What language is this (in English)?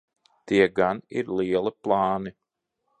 Latvian